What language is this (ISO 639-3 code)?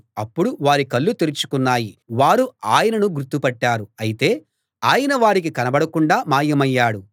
tel